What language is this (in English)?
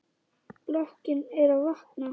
Icelandic